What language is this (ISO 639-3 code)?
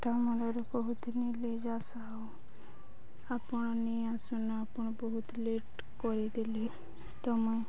ori